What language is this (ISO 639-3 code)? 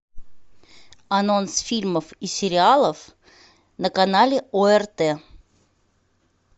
rus